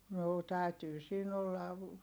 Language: Finnish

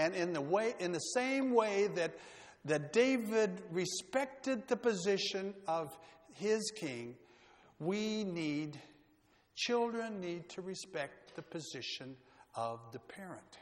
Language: English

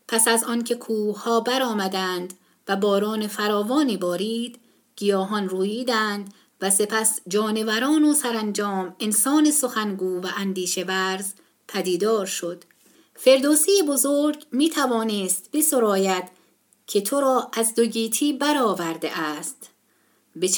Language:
Persian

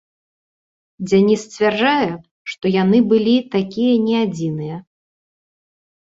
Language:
Belarusian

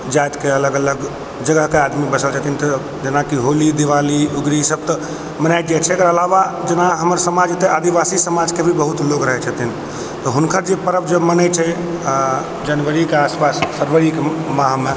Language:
Maithili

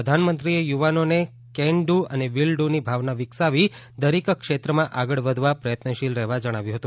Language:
Gujarati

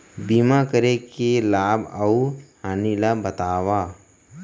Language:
Chhattisgarhi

